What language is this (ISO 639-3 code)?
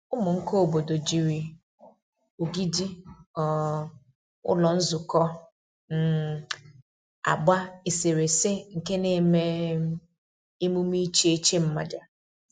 ibo